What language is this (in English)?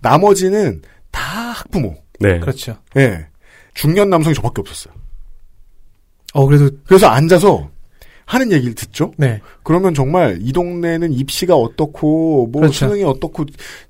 Korean